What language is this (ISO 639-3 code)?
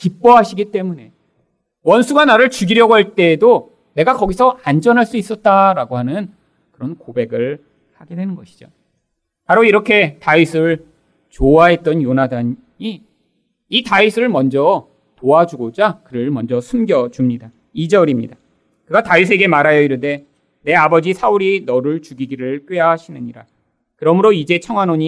kor